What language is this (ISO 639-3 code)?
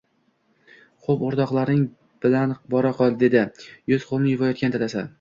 uzb